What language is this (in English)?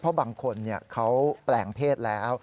Thai